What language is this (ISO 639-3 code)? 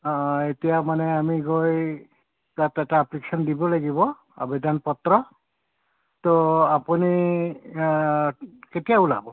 asm